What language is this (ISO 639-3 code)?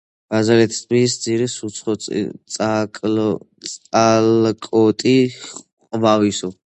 kat